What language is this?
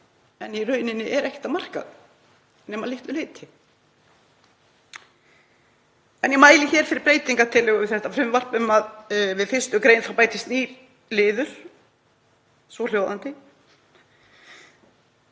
Icelandic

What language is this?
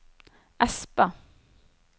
Norwegian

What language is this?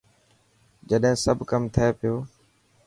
Dhatki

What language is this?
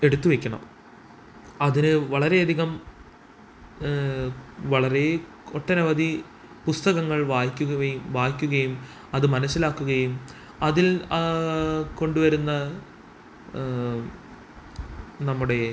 Malayalam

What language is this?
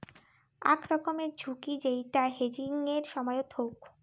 Bangla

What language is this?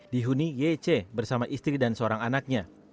Indonesian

